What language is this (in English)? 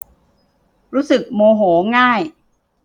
Thai